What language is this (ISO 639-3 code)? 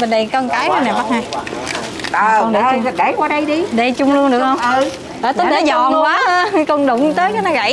vie